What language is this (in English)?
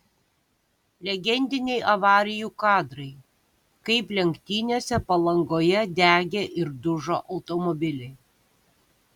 Lithuanian